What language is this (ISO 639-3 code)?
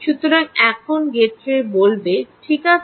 ben